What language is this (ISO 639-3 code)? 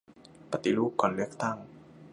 tha